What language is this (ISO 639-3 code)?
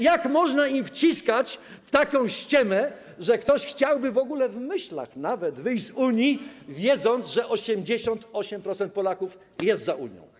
pol